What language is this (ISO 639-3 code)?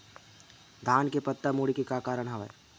hne